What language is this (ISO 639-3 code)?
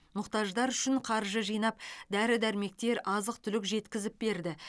kaz